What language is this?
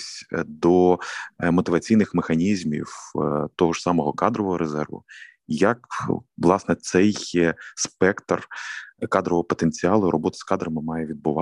Ukrainian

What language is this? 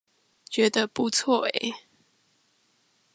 Chinese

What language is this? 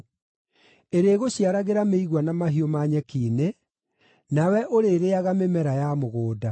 Kikuyu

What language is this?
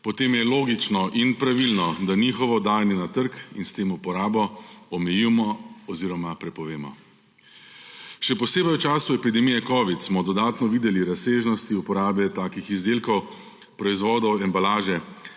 Slovenian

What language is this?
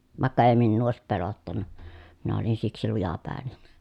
Finnish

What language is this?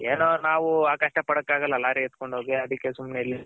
Kannada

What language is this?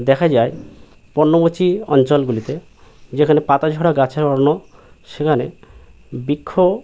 Bangla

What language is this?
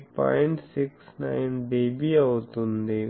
Telugu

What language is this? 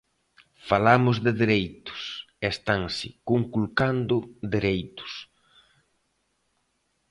Galician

